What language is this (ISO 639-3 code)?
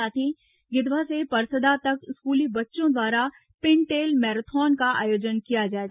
hin